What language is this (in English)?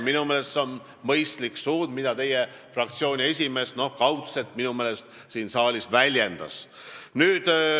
Estonian